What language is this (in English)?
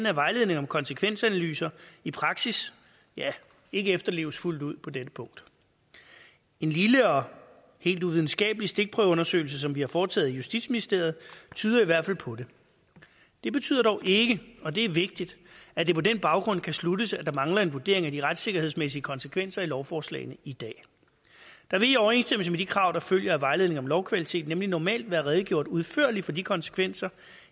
Danish